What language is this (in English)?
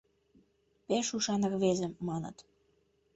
Mari